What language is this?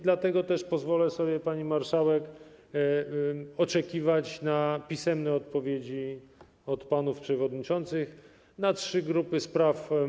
Polish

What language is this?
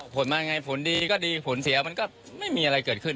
Thai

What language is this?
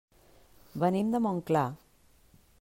Catalan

